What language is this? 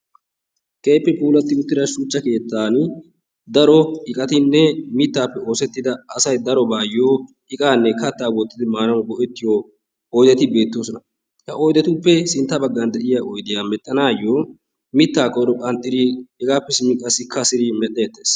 Wolaytta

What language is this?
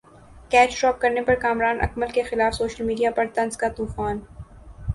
Urdu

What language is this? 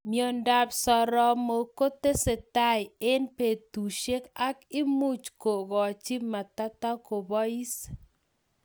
Kalenjin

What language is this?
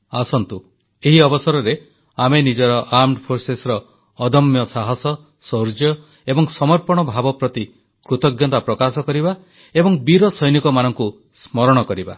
Odia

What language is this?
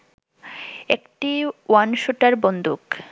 Bangla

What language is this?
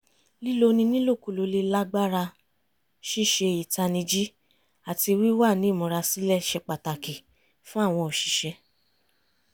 Yoruba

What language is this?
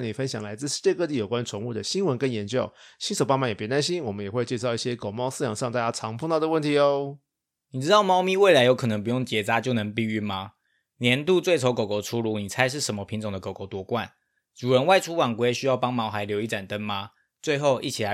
Chinese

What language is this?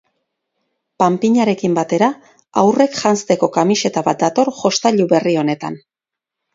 Basque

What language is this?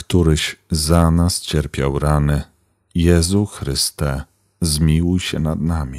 Polish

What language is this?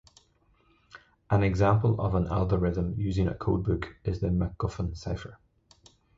English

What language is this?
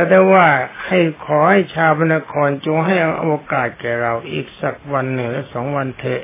Thai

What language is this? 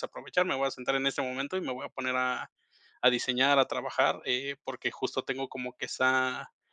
Spanish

